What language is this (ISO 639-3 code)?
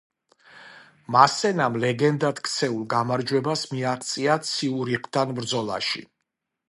kat